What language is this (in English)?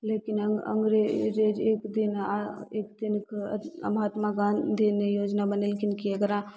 Maithili